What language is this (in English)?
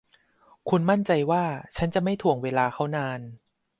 Thai